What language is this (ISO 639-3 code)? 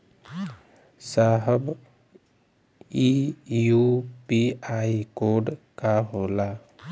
bho